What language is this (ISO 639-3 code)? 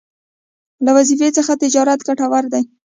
pus